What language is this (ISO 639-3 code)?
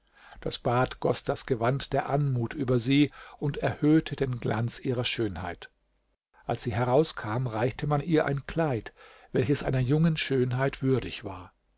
deu